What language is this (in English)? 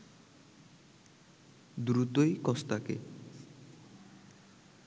Bangla